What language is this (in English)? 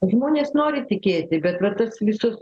Lithuanian